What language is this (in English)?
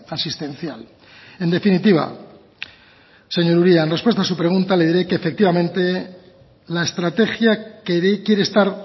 Spanish